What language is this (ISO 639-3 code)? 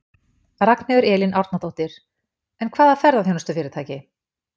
isl